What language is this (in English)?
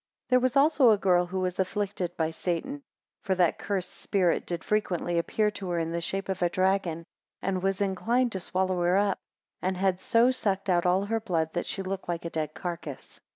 English